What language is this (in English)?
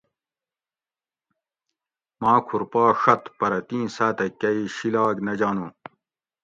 Gawri